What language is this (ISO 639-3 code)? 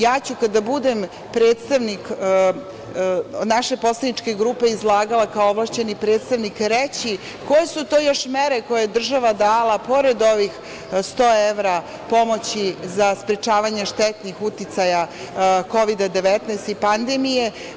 srp